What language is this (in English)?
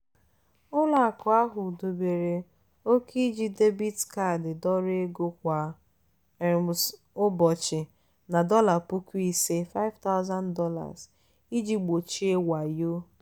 Igbo